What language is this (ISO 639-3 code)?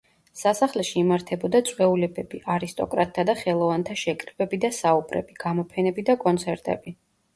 kat